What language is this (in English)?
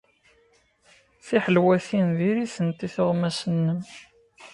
Kabyle